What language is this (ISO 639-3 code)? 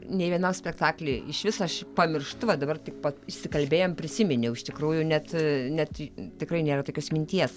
lit